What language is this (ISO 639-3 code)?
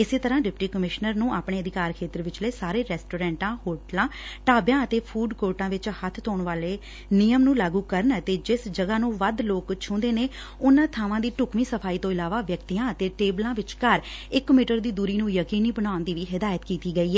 pan